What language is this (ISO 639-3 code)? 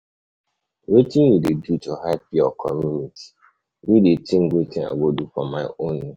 pcm